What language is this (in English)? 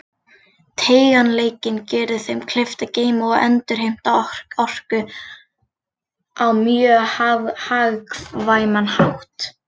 Icelandic